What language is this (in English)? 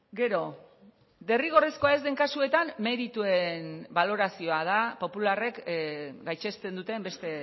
Basque